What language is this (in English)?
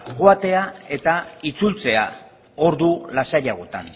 Basque